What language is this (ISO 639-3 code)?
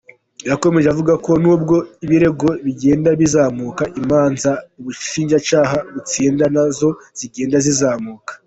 kin